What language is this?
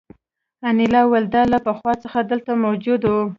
Pashto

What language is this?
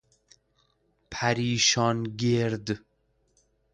Persian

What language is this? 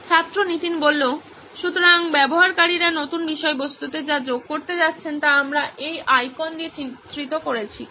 Bangla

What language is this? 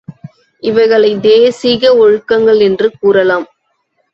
Tamil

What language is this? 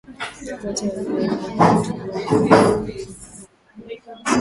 Swahili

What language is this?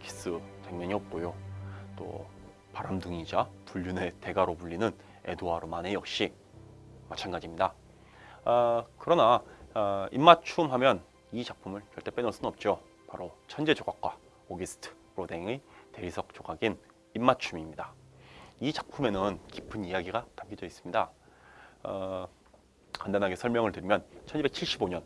Korean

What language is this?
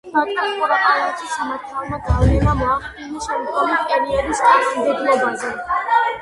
Georgian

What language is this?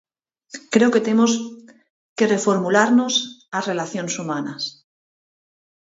Galician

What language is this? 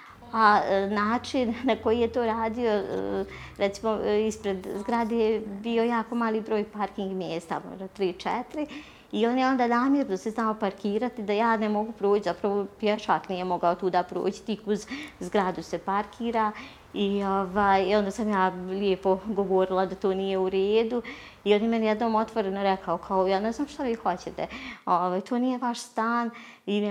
Croatian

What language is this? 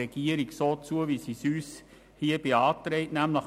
Swiss German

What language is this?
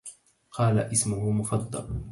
Arabic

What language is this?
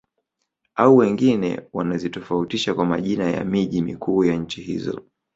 Swahili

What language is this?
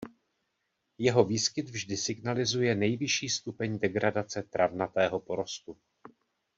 Czech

